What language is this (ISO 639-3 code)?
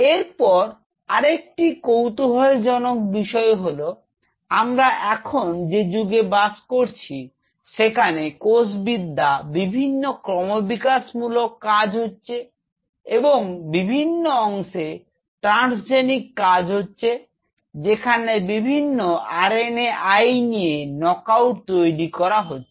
ben